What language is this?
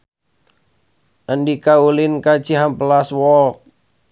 Sundanese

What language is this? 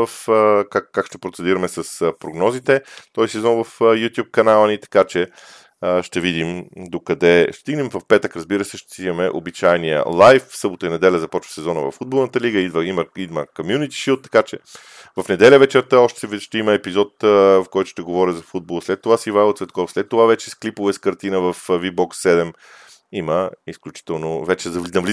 Bulgarian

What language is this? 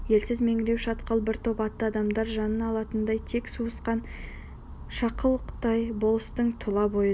Kazakh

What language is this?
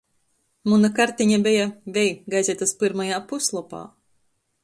Latgalian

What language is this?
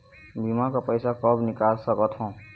Chhattisgarhi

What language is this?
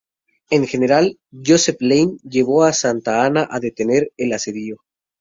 Spanish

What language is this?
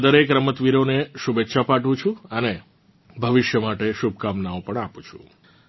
Gujarati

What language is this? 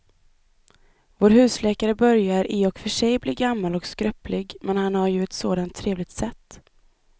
Swedish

